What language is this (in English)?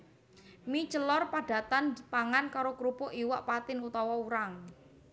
Javanese